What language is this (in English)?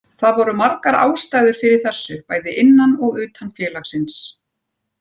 Icelandic